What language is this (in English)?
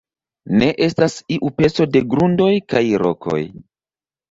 Esperanto